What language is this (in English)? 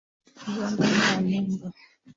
Swahili